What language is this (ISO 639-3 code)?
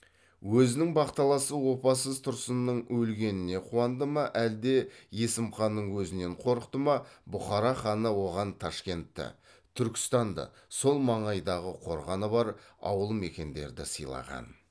kaz